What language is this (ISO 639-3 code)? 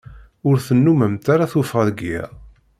kab